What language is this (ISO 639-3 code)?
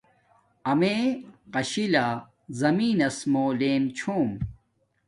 dmk